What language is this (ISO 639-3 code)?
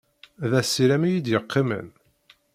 kab